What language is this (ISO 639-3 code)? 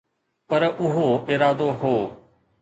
snd